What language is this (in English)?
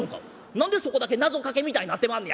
Japanese